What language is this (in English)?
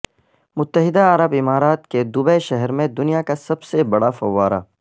Urdu